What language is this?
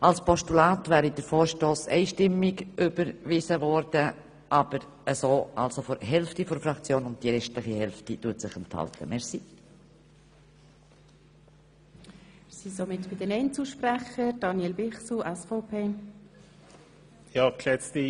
Swiss German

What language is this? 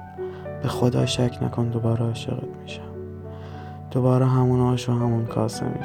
Persian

